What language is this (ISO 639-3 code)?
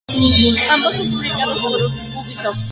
spa